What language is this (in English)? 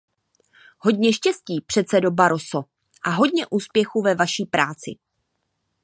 Czech